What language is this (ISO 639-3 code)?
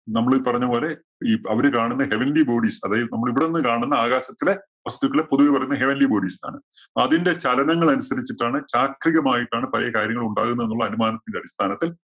mal